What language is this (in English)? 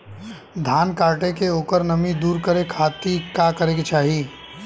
Bhojpuri